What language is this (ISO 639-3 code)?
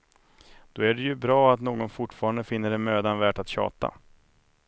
swe